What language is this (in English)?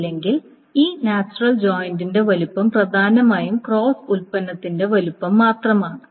Malayalam